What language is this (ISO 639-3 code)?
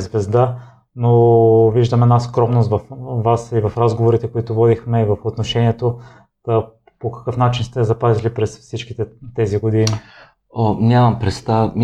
bul